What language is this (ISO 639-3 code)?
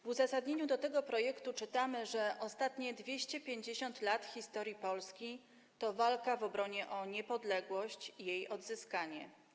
pol